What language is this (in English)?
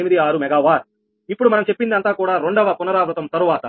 Telugu